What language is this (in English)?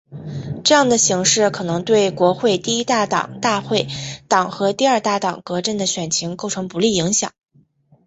Chinese